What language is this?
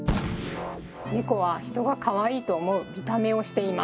Japanese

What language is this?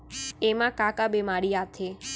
Chhattisgarhi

